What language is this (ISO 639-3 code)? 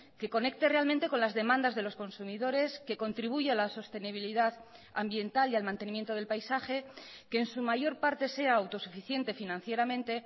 spa